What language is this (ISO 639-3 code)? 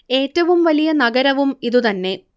mal